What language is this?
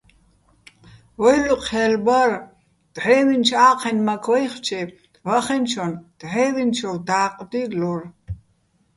Bats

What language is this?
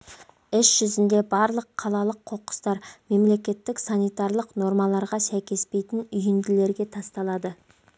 Kazakh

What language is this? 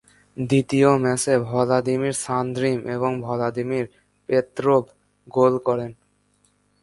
Bangla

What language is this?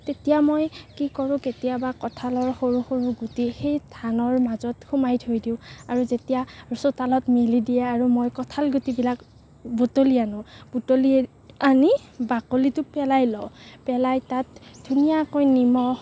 Assamese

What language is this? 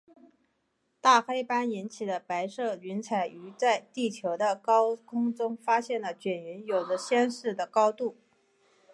Chinese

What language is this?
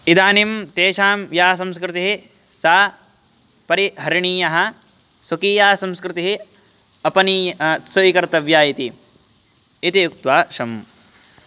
Sanskrit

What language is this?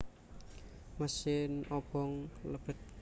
Javanese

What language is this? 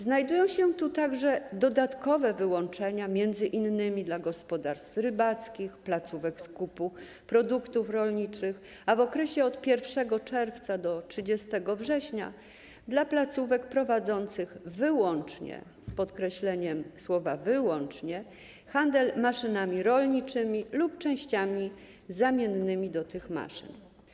Polish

